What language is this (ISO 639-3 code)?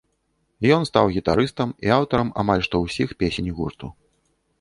bel